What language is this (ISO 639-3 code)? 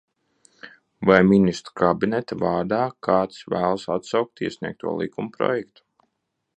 lav